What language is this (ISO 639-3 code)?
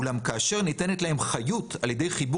heb